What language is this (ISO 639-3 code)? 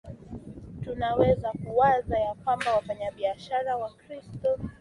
swa